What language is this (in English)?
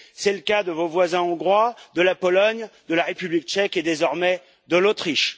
French